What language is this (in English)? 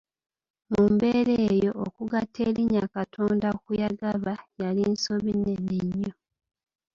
Ganda